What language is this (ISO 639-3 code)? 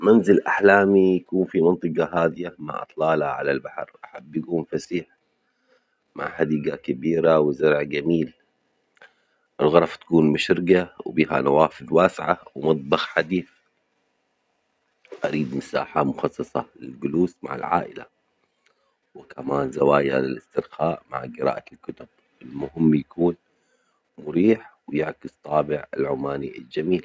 acx